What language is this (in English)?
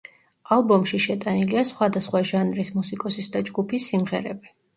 Georgian